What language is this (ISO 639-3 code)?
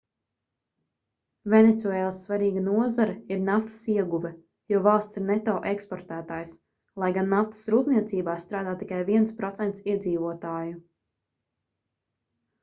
lav